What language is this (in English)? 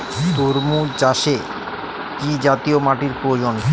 Bangla